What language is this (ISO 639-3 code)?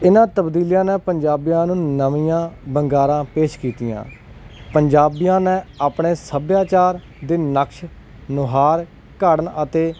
pan